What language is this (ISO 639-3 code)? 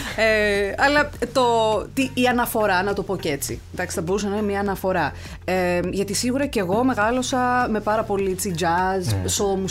ell